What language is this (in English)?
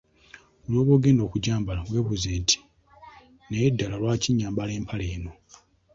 Ganda